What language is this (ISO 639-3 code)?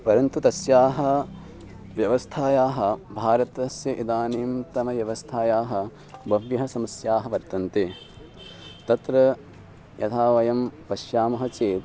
san